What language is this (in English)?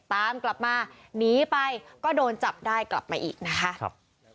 Thai